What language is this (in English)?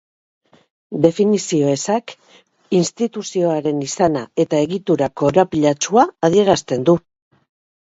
Basque